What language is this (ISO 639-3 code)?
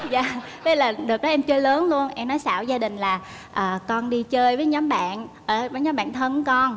vie